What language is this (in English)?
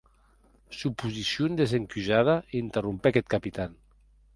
Occitan